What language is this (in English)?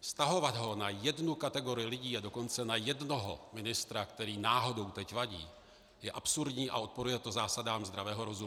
Czech